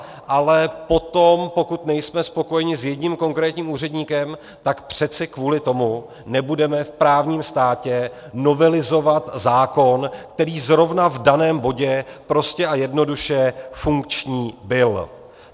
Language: Czech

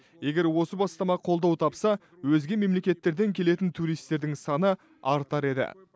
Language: Kazakh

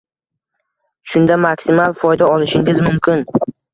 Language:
Uzbek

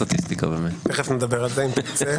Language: Hebrew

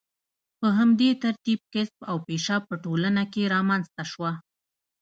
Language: Pashto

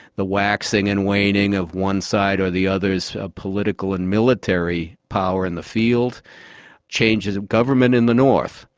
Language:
English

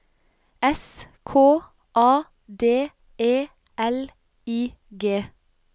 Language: Norwegian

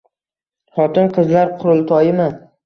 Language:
Uzbek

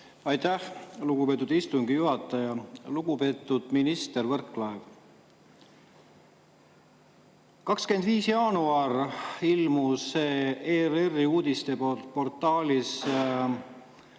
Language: Estonian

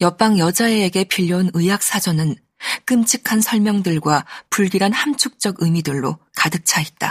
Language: Korean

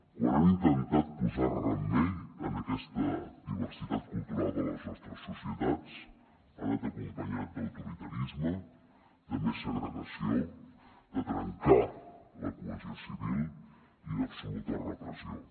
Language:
Catalan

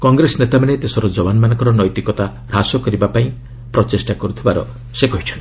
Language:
Odia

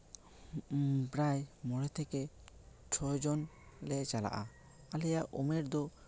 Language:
Santali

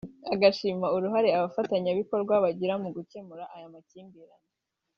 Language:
Kinyarwanda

